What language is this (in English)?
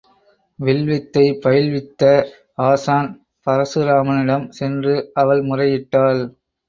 Tamil